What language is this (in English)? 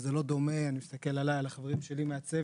Hebrew